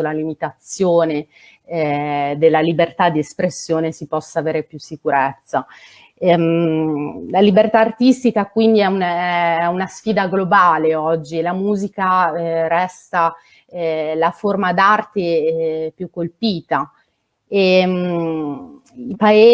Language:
Italian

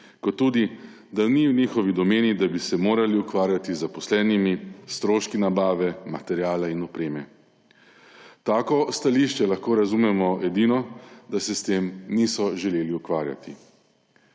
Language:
Slovenian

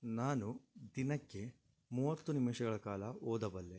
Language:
Kannada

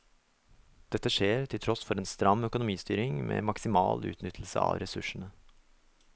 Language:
Norwegian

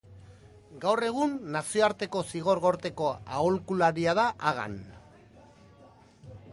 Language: Basque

